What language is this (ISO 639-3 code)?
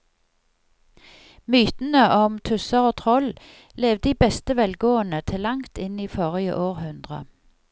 nor